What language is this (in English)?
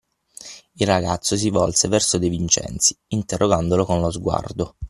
Italian